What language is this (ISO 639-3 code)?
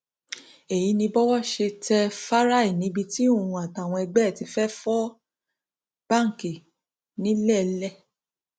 yor